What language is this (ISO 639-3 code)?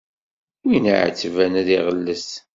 kab